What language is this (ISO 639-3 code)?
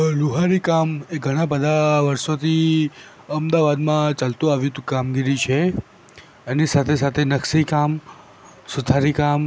guj